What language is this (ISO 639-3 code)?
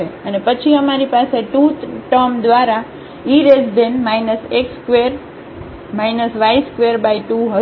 guj